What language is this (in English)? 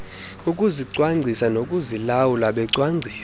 Xhosa